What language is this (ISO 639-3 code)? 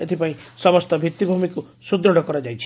ori